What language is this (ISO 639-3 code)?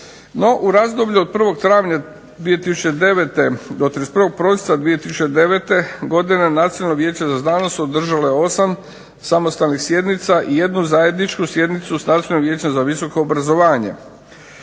hrv